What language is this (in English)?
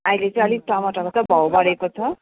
Nepali